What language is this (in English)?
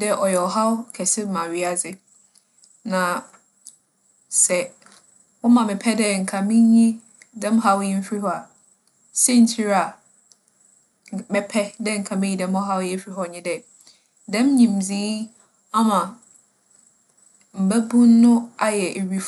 Akan